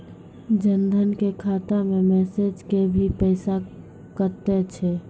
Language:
Maithili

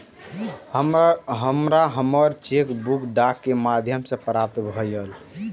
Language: Maithili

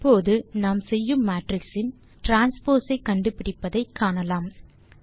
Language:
Tamil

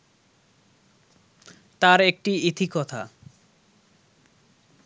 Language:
Bangla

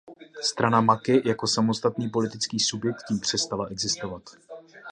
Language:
Czech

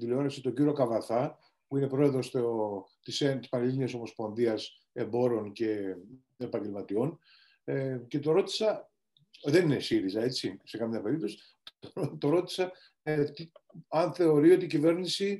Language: Greek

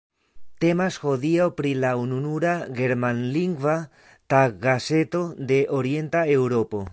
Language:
Esperanto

